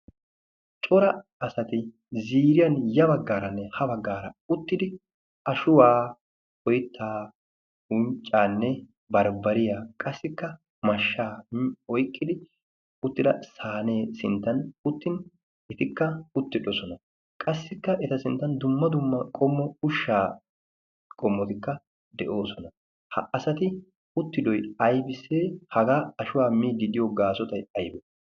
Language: Wolaytta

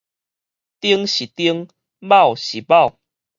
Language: Min Nan Chinese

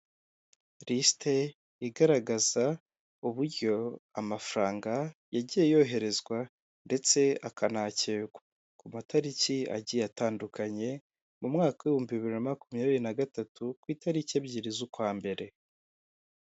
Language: Kinyarwanda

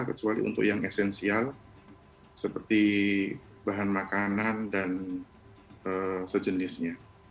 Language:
Indonesian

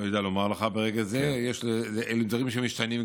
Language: Hebrew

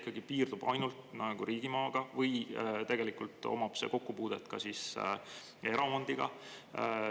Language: Estonian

